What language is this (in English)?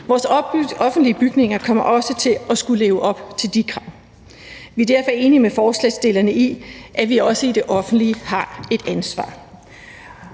Danish